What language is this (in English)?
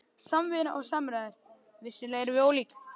Icelandic